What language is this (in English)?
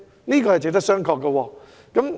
Cantonese